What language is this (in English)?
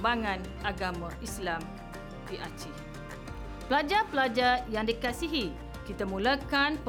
Malay